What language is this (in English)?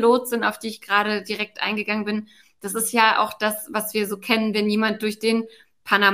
German